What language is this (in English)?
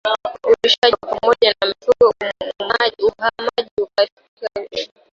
Swahili